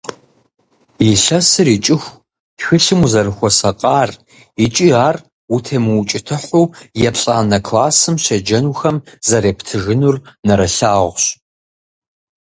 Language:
Kabardian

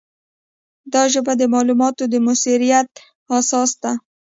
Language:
Pashto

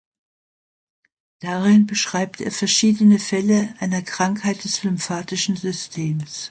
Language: German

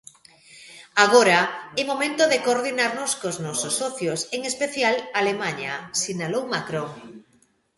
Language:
Galician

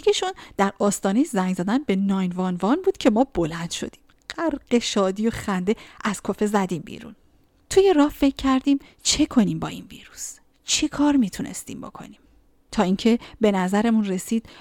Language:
Persian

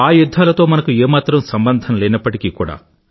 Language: Telugu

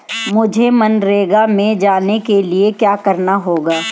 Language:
Hindi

